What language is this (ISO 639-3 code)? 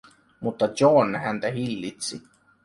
fin